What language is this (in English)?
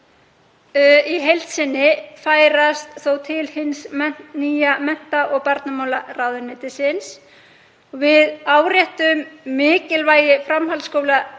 Icelandic